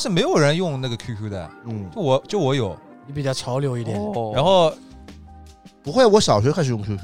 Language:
Chinese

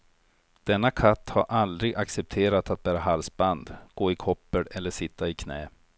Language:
Swedish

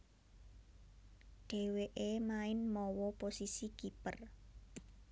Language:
Javanese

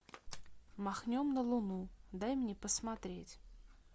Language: Russian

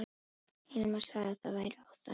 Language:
Icelandic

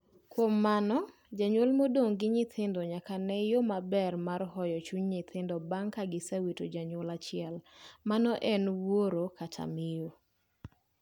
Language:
Luo (Kenya and Tanzania)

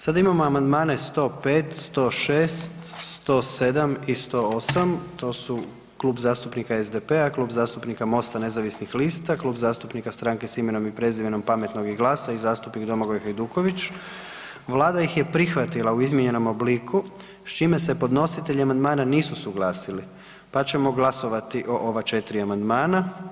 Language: Croatian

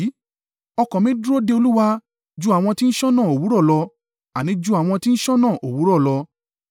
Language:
Yoruba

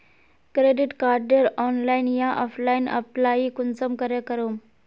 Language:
Magahi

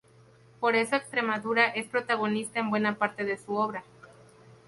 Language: Spanish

